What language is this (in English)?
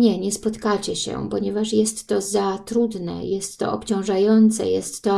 Polish